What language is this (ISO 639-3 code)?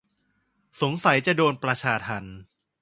tha